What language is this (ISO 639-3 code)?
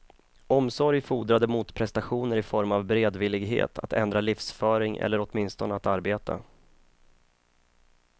swe